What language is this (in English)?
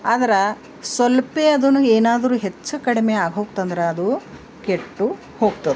Kannada